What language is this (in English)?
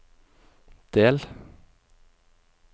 Norwegian